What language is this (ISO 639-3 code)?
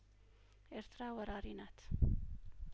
amh